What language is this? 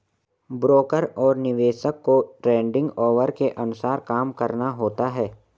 Hindi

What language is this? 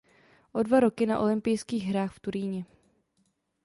Czech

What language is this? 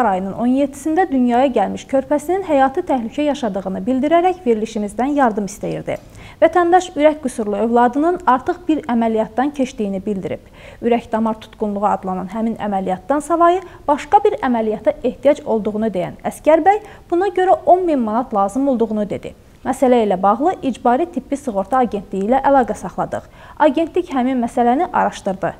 Turkish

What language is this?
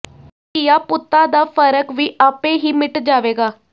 Punjabi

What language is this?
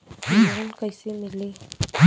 Bhojpuri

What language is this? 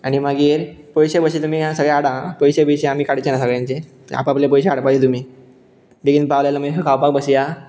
Konkani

